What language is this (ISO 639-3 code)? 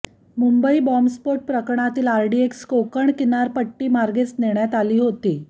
mar